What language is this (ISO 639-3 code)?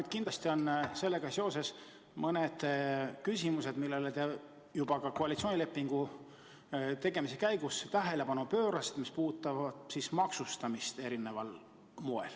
est